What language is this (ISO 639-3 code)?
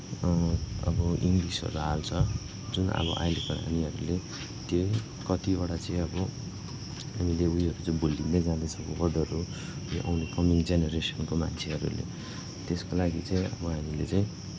nep